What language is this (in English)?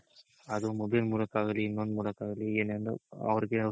Kannada